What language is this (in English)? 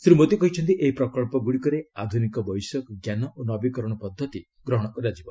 Odia